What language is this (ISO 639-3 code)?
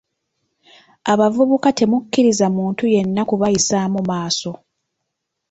lug